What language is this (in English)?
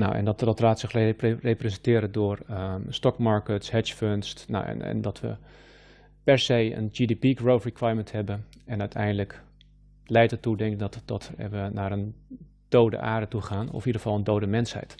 Dutch